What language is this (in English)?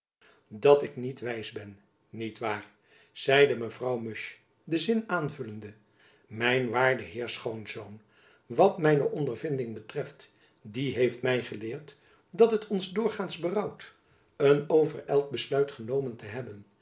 Dutch